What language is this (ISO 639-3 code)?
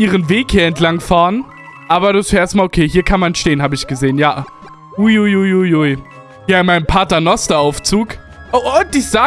deu